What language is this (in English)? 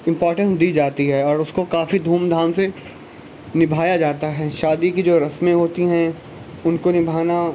Urdu